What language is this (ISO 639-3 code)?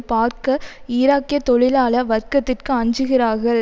tam